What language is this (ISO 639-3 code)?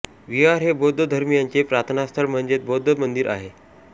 mar